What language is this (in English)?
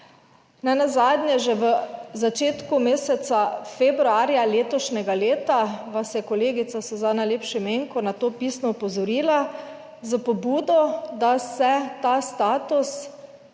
Slovenian